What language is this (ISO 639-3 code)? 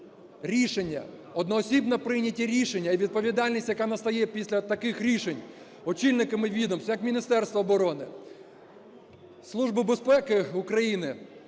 ukr